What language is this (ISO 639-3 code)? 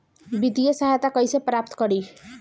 bho